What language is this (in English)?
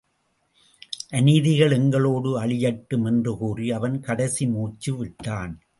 Tamil